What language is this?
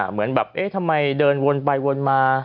Thai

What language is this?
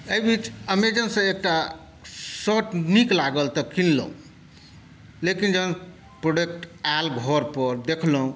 Maithili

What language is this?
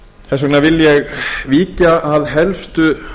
Icelandic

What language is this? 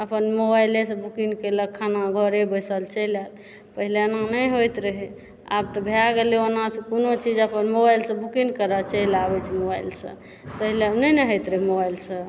Maithili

